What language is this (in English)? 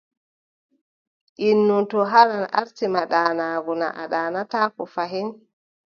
Adamawa Fulfulde